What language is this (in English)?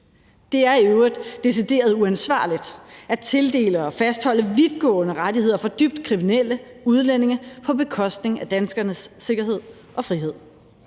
Danish